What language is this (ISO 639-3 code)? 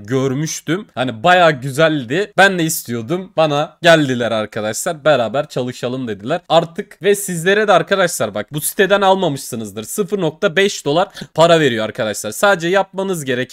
tur